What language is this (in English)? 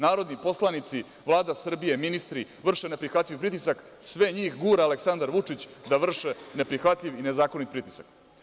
Serbian